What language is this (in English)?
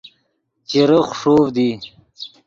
Yidgha